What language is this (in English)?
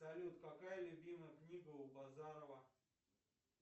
Russian